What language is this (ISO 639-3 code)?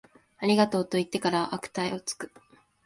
jpn